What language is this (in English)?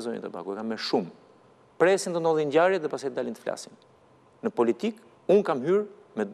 Romanian